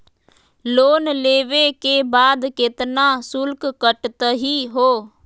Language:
Magahi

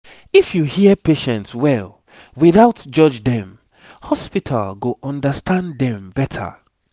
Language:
Nigerian Pidgin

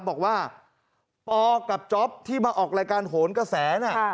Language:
Thai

